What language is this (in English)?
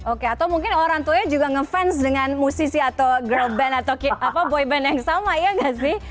Indonesian